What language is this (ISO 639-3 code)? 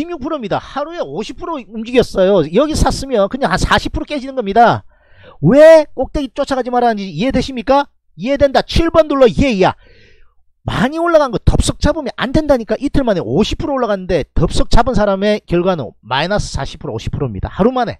kor